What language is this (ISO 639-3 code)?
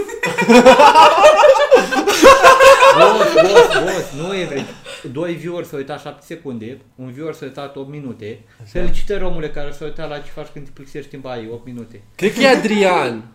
ron